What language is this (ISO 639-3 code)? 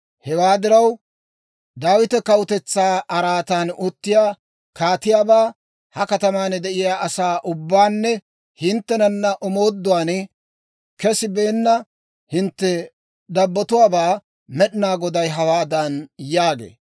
dwr